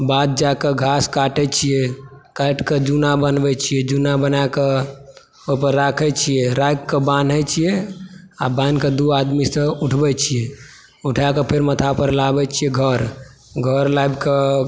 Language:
Maithili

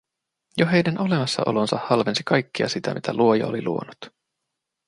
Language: Finnish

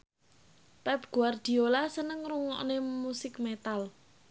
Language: Javanese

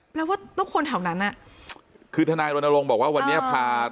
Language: Thai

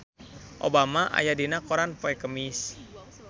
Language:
Sundanese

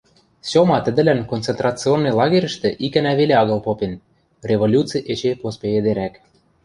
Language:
Western Mari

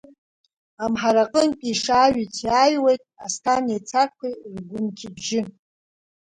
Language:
Abkhazian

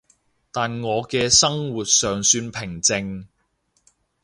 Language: Cantonese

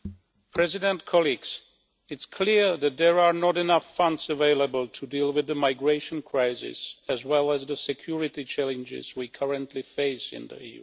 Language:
English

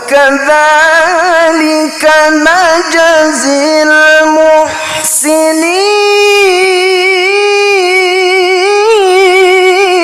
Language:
Arabic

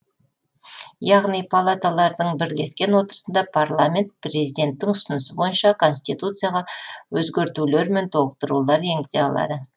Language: Kazakh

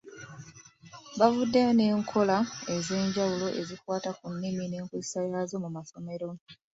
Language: Ganda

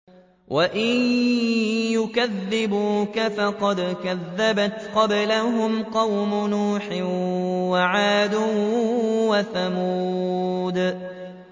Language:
Arabic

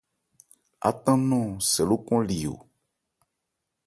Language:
Ebrié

